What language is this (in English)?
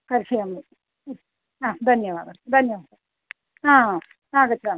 Sanskrit